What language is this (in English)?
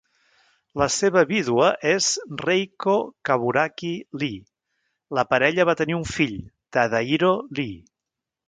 Catalan